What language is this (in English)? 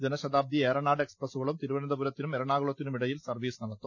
Malayalam